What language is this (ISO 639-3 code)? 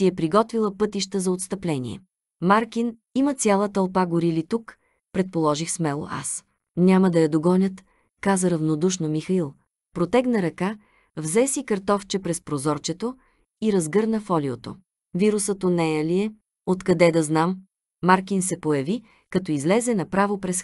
bul